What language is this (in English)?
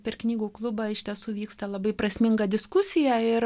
Lithuanian